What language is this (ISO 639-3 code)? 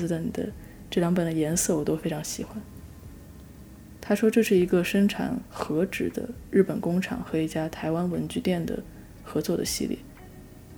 zho